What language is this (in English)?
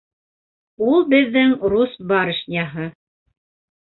Bashkir